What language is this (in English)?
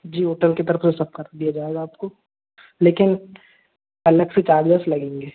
Hindi